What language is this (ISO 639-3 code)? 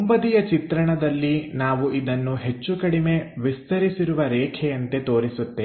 kan